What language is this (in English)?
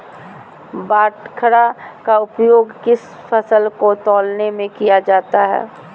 Magahi